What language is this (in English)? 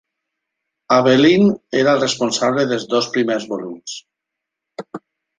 Catalan